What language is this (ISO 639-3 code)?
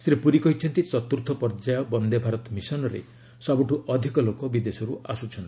ori